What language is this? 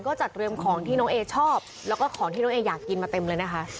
Thai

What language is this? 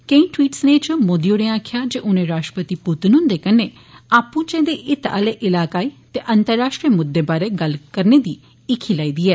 Dogri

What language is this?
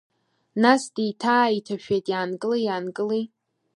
Abkhazian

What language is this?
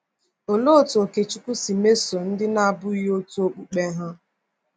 Igbo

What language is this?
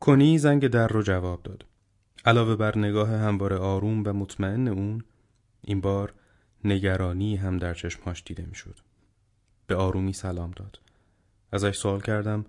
Persian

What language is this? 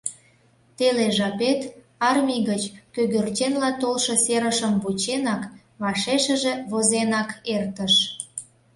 Mari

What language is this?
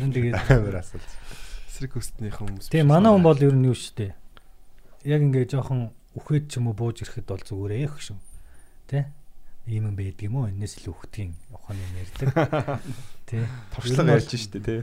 Korean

